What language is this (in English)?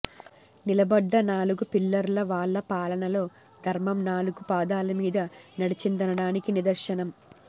Telugu